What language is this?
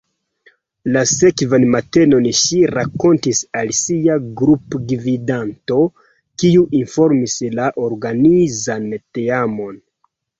Esperanto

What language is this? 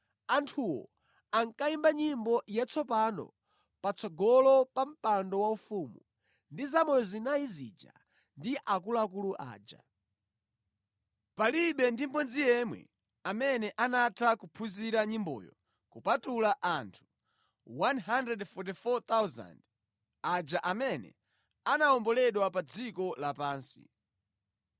Nyanja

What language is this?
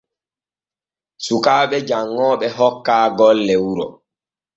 Borgu Fulfulde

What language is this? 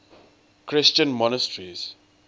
English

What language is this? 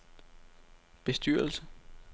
Danish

